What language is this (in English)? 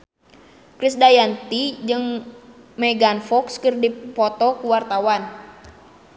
Sundanese